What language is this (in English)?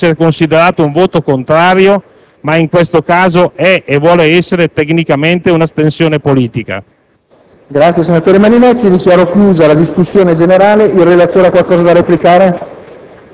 Italian